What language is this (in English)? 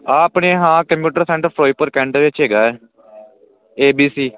Punjabi